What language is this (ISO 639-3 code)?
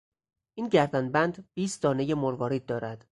fas